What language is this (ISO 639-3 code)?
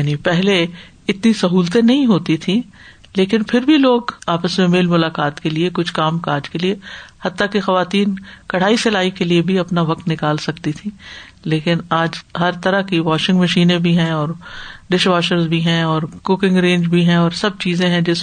urd